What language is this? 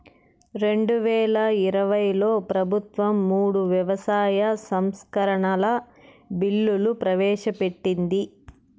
Telugu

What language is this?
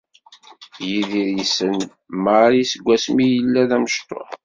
Kabyle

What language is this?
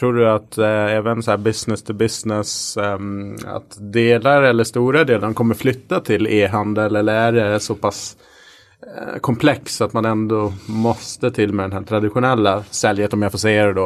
Swedish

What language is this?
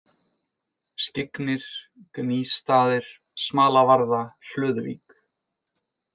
Icelandic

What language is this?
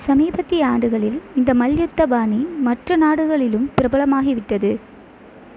Tamil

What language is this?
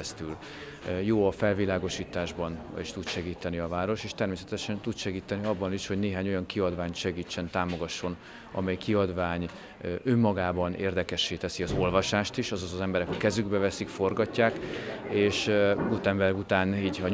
Hungarian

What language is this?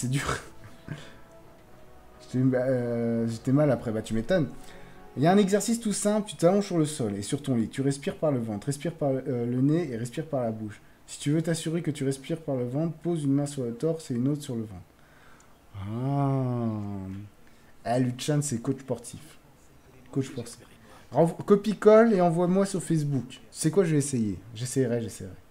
French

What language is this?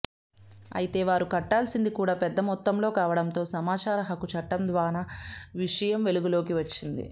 Telugu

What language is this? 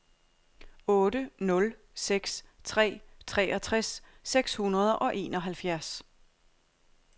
Danish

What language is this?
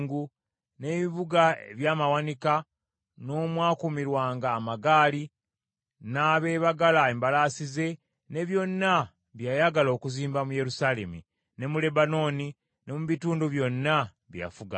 Ganda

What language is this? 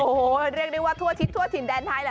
Thai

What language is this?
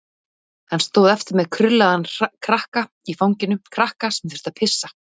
Icelandic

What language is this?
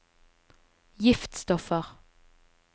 Norwegian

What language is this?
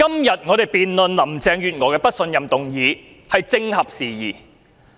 Cantonese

